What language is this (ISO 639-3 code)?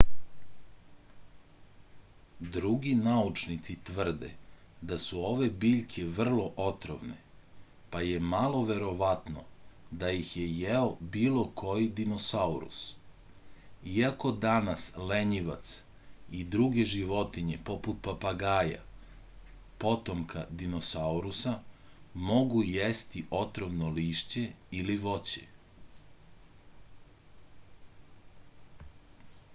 srp